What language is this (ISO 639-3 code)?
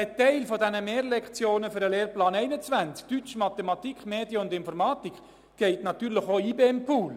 gsw